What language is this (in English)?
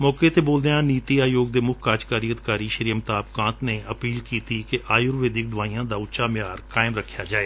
Punjabi